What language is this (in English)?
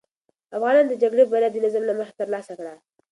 Pashto